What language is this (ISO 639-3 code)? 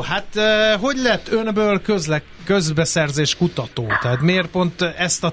hun